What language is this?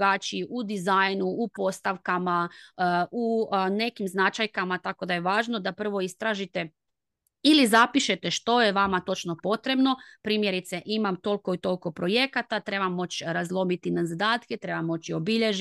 Croatian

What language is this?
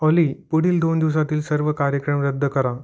Marathi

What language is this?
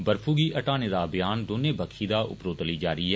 Dogri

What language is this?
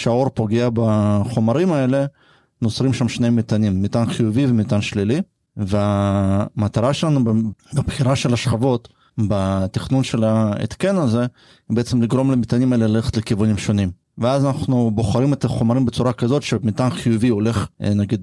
Hebrew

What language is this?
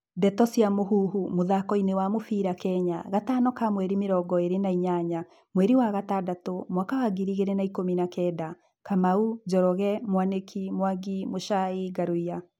Kikuyu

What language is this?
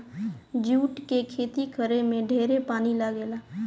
Bhojpuri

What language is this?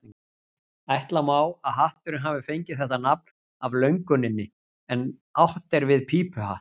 Icelandic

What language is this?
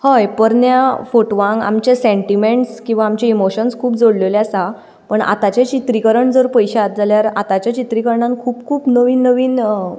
Konkani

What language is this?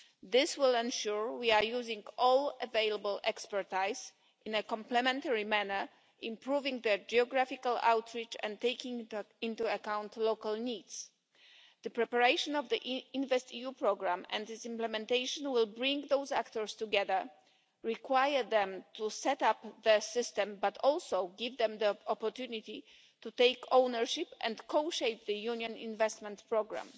English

